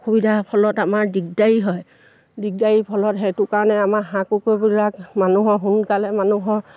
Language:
Assamese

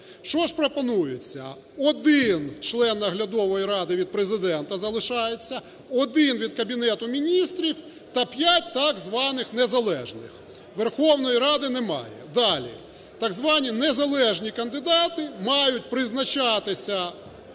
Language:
Ukrainian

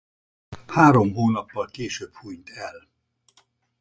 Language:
Hungarian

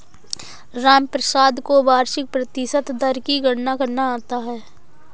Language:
Hindi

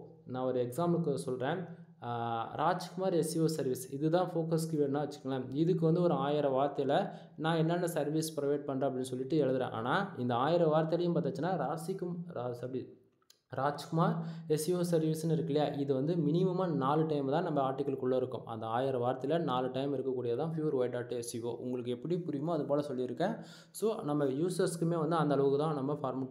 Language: Tamil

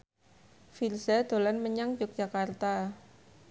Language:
Javanese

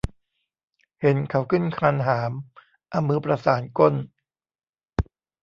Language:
Thai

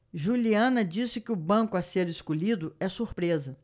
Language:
Portuguese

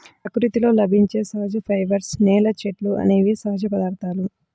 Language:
Telugu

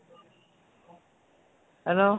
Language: Assamese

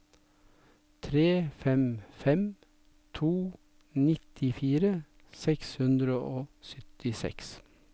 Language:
Norwegian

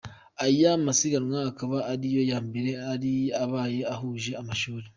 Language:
Kinyarwanda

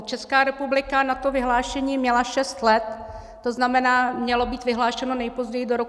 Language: Czech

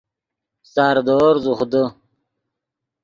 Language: Yidgha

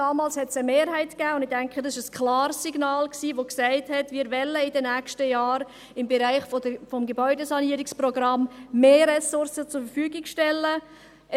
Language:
Swiss German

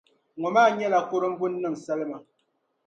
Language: Dagbani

